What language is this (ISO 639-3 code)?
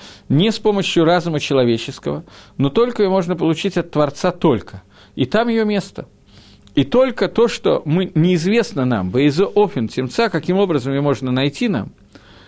rus